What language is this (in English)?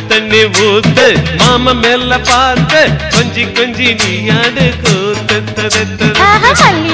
Tamil